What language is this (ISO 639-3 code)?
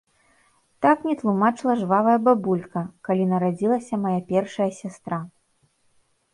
bel